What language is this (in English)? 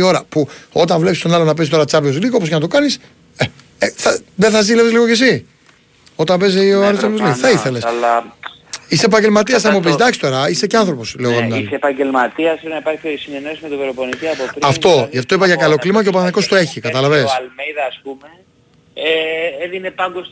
Greek